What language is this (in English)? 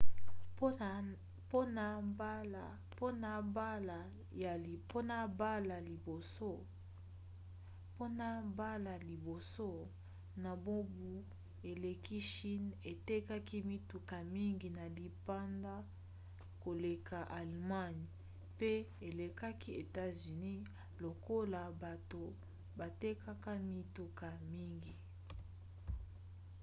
Lingala